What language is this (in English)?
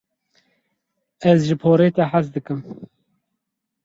Kurdish